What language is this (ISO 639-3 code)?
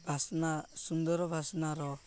ori